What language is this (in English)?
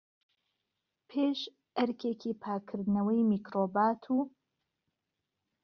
Central Kurdish